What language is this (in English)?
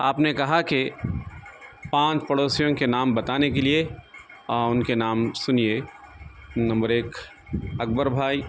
Urdu